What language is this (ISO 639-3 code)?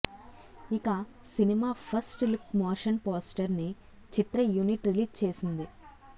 tel